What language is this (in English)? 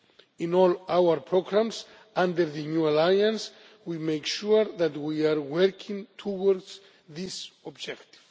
English